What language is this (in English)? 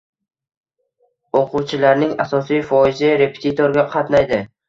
Uzbek